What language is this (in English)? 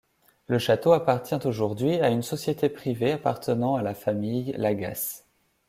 French